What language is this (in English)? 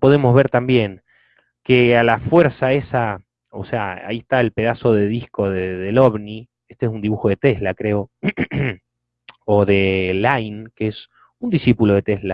Spanish